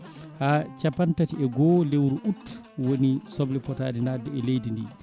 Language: Fula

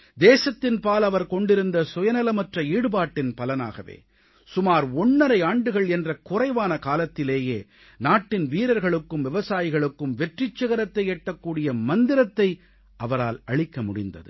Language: Tamil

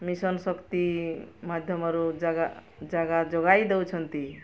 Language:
Odia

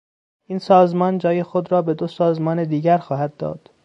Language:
Persian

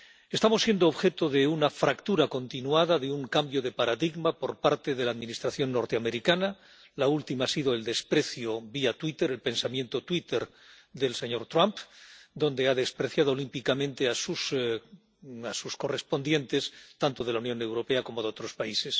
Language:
Spanish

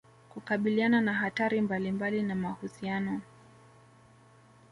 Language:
Swahili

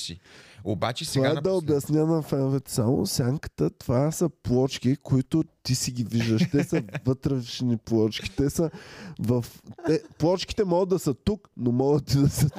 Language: Bulgarian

